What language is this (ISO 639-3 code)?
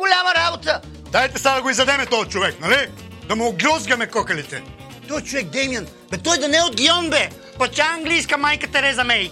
bul